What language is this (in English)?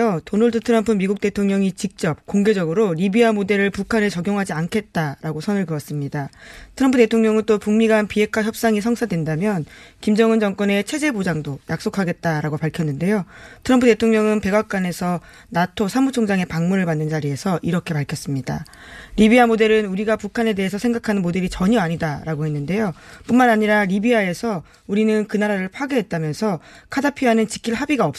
Korean